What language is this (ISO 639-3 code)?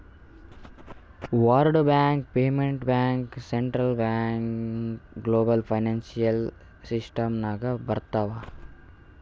kan